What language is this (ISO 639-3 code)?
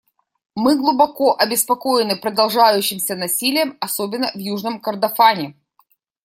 rus